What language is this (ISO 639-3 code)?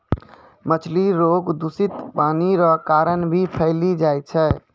mai